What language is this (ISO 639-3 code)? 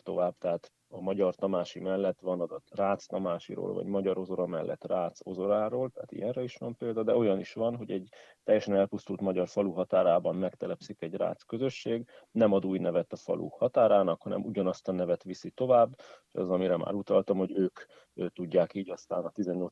hun